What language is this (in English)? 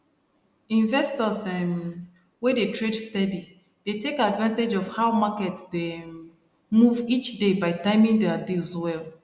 Nigerian Pidgin